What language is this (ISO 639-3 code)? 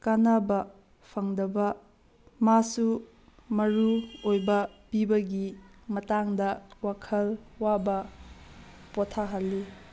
mni